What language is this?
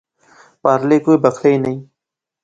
Pahari-Potwari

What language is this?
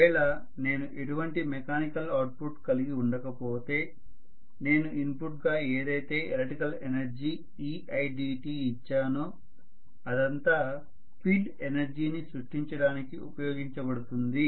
Telugu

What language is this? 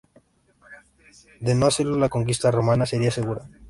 Spanish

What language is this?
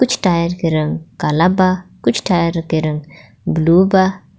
Bhojpuri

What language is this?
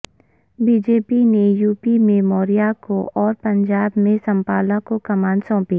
Urdu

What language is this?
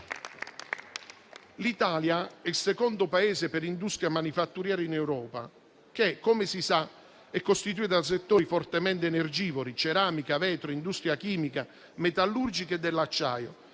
Italian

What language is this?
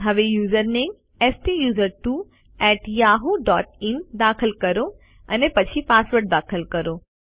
Gujarati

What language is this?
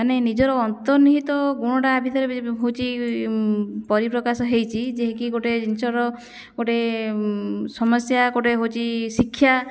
Odia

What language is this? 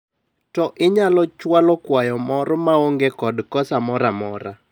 Luo (Kenya and Tanzania)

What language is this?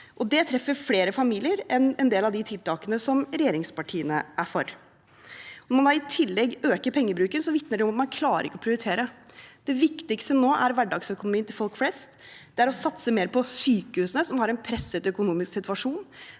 Norwegian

